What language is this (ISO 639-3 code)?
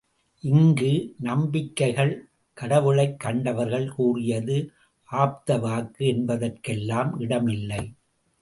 tam